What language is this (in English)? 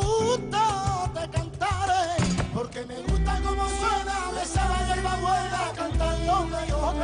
Arabic